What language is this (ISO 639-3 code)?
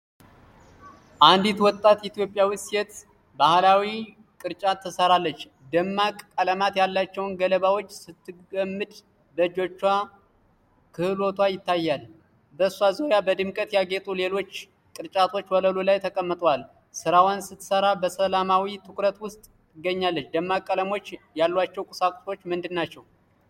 amh